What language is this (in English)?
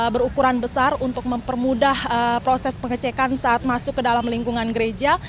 Indonesian